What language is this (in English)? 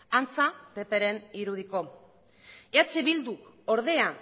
Basque